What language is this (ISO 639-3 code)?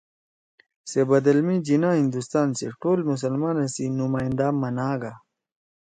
trw